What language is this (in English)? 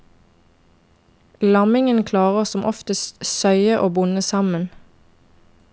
Norwegian